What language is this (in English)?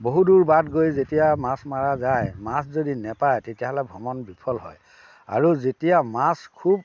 Assamese